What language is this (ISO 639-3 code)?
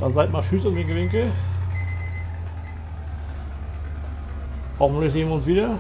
deu